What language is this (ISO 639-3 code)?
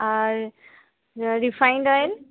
ben